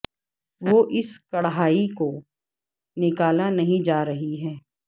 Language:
Urdu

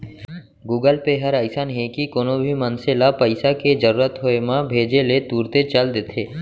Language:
Chhattisgarhi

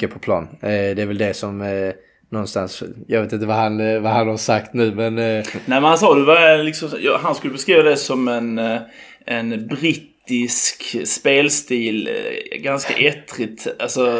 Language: Swedish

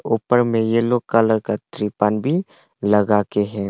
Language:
Hindi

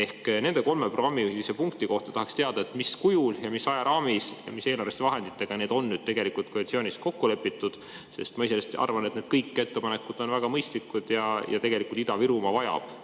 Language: Estonian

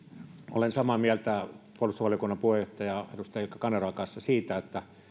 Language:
Finnish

